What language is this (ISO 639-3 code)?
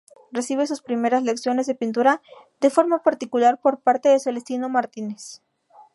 spa